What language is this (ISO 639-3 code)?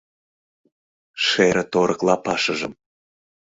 chm